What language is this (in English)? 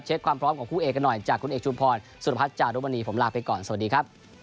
Thai